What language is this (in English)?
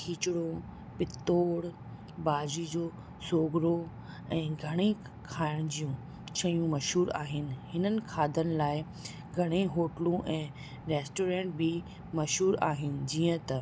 Sindhi